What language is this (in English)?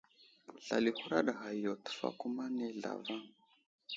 Wuzlam